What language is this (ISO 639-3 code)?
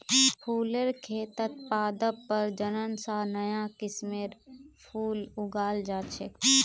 mag